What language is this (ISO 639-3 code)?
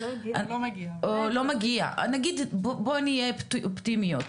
heb